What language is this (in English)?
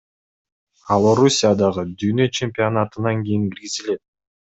Kyrgyz